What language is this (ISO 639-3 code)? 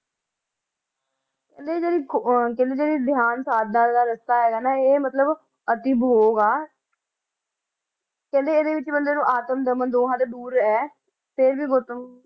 pan